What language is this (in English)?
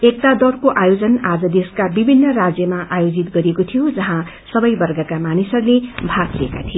Nepali